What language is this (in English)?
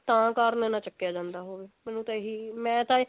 Punjabi